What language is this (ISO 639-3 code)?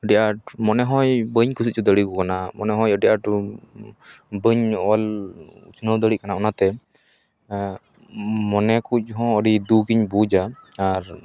sat